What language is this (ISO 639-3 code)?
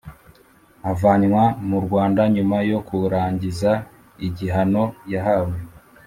kin